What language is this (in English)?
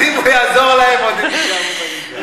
Hebrew